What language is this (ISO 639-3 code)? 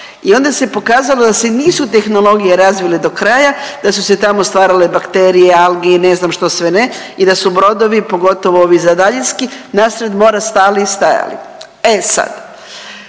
hrv